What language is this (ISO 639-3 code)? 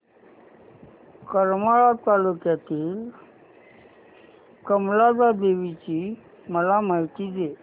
mar